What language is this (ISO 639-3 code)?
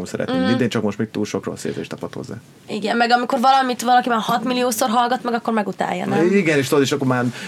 hun